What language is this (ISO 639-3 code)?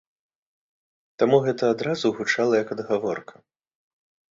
bel